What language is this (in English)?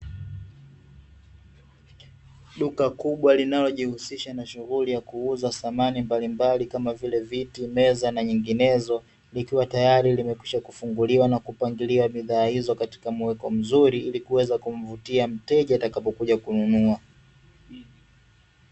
Swahili